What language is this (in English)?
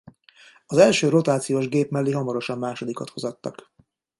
Hungarian